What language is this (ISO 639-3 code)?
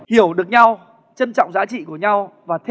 vie